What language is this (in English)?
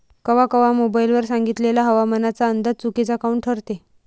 Marathi